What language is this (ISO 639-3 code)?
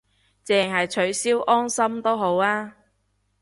yue